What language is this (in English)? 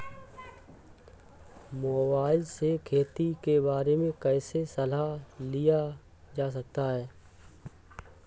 Hindi